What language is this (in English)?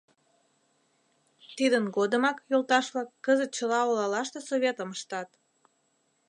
Mari